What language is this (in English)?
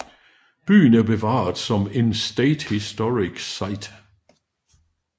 Danish